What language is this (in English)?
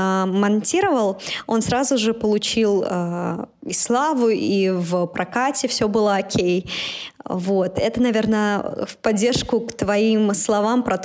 Russian